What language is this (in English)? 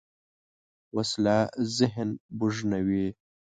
Pashto